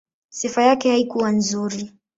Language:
Swahili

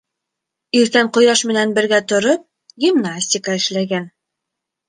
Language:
Bashkir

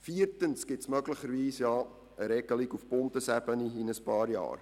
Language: Swiss German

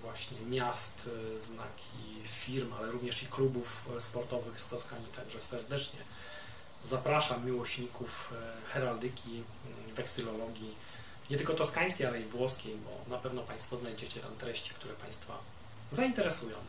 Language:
Polish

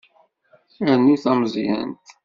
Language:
Kabyle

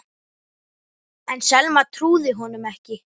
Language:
Icelandic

